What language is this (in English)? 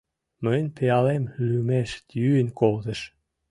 Mari